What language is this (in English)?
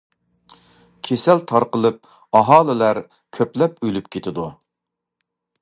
Uyghur